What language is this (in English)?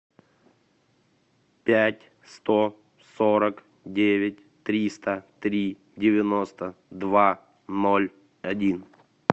Russian